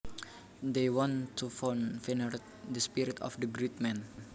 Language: Javanese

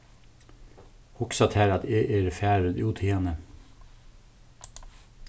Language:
Faroese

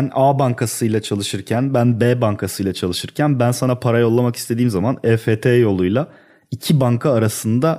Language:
Turkish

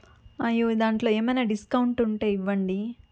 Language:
Telugu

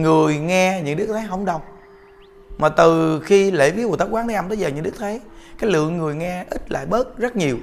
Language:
Vietnamese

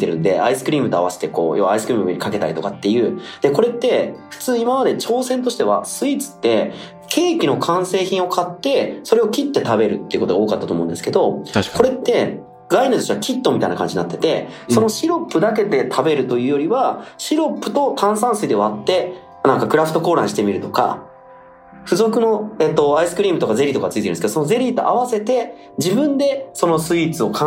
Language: Japanese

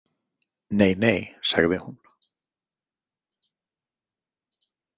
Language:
Icelandic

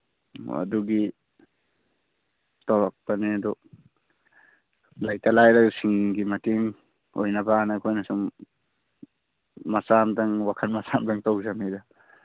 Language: Manipuri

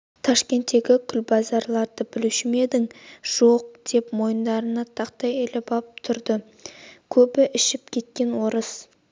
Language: Kazakh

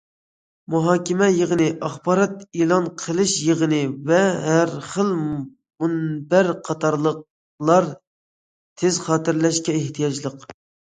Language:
Uyghur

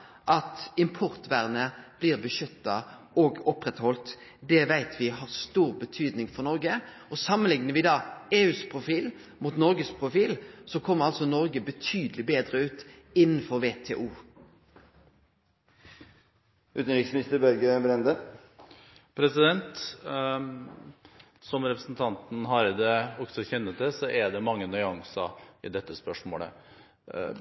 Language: Norwegian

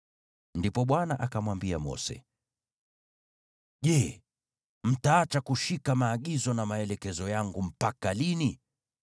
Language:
Swahili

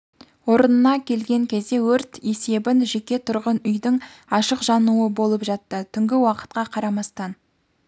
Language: Kazakh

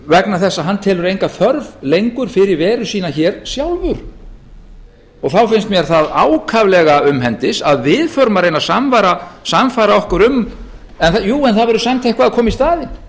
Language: Icelandic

